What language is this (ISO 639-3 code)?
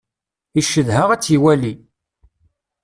kab